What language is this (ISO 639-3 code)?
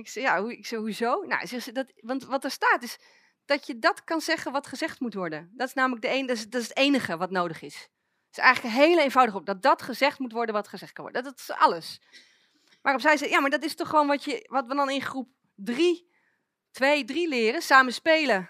nld